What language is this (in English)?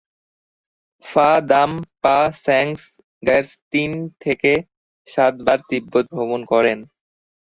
Bangla